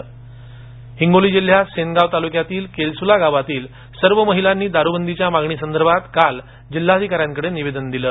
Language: Marathi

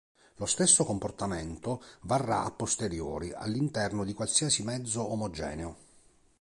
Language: Italian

